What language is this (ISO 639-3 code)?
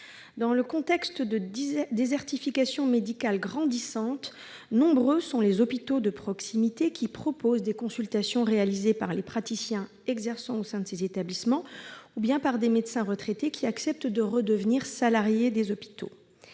fra